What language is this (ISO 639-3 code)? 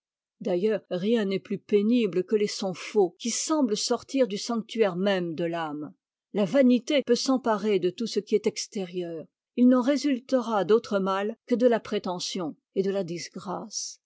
fra